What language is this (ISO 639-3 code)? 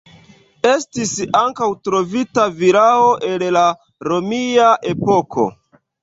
epo